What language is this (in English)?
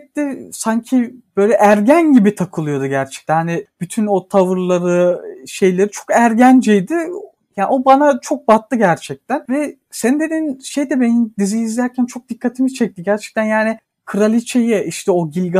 Turkish